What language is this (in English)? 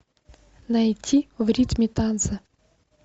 Russian